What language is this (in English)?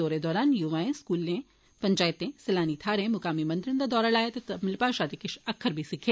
Dogri